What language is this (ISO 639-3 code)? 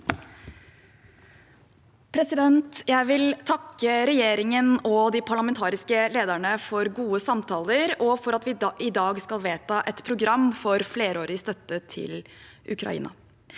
nor